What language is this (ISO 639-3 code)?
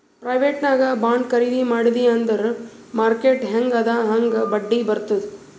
kan